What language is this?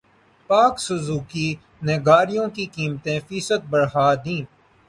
Urdu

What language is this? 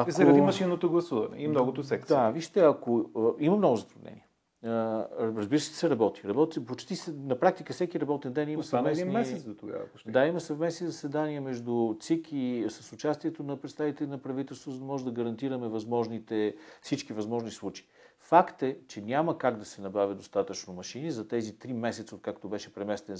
Bulgarian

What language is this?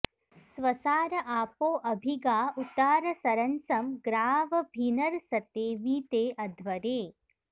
Sanskrit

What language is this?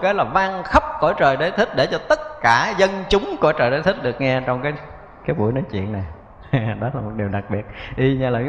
Vietnamese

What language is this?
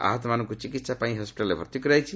Odia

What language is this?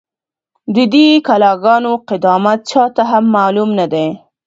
Pashto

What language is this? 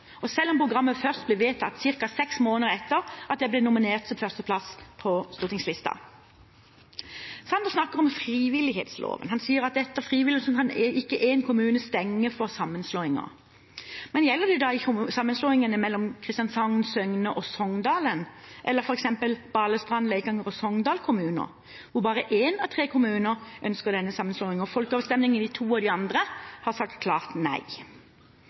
Norwegian Bokmål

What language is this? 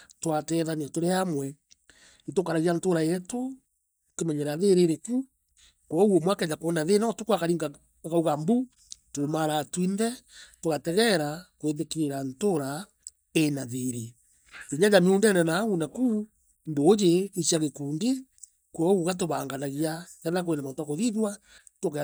Meru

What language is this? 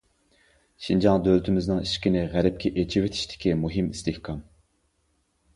Uyghur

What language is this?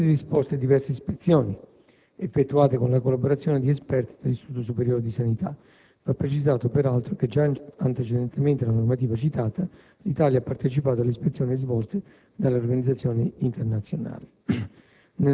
Italian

